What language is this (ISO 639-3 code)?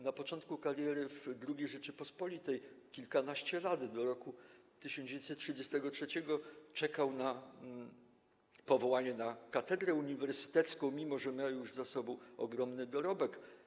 pol